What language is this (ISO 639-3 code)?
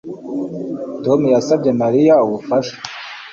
kin